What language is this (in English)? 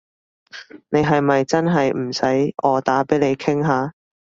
Cantonese